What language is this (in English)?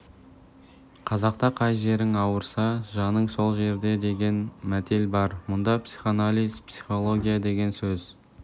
Kazakh